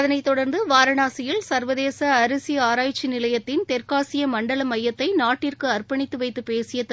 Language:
Tamil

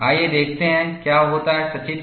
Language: Hindi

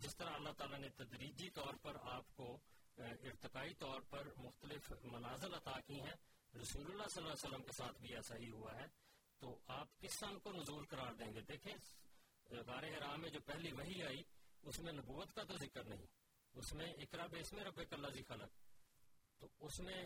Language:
Urdu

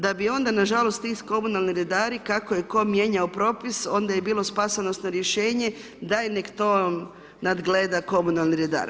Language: Croatian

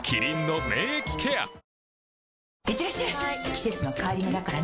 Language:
Japanese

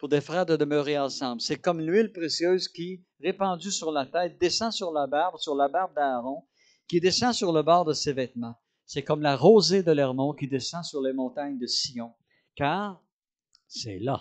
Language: French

